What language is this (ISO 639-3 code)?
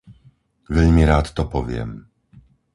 slk